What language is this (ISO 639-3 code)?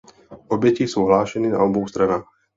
ces